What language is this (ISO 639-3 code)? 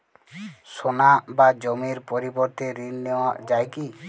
ben